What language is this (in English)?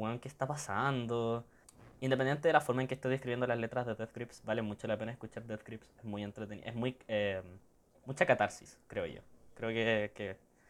Spanish